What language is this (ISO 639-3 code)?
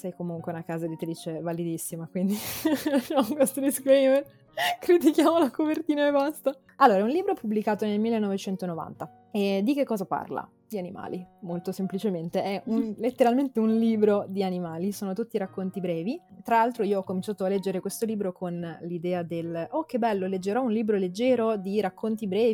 ita